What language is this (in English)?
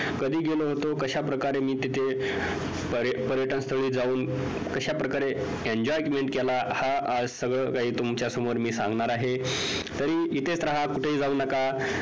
Marathi